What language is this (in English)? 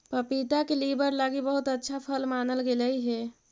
Magahi